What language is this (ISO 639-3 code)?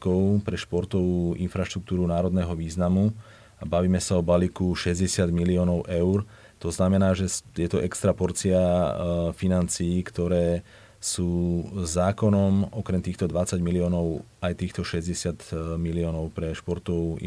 slk